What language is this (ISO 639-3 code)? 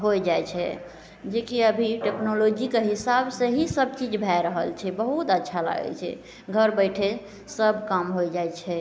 mai